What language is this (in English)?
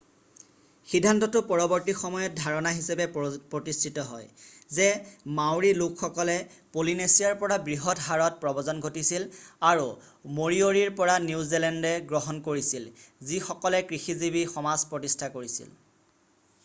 Assamese